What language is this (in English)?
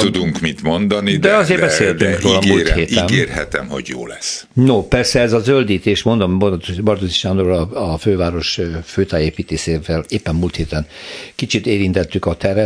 Hungarian